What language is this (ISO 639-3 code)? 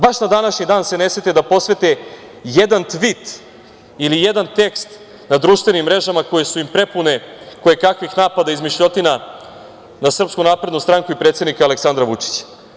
srp